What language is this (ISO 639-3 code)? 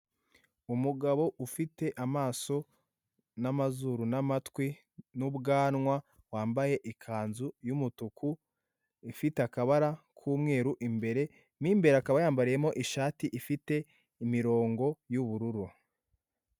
kin